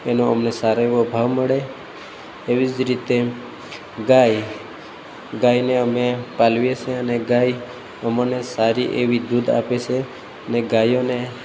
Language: Gujarati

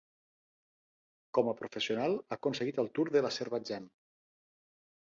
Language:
Catalan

